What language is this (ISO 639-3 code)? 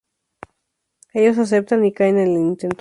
spa